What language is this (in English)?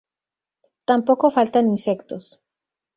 Spanish